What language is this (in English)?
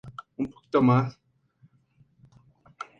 Spanish